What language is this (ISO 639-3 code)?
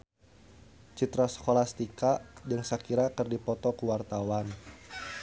sun